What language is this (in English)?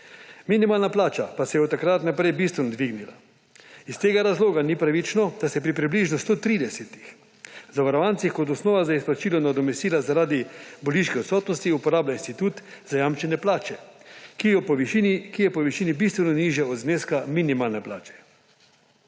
Slovenian